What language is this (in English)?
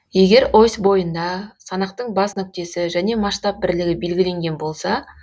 Kazakh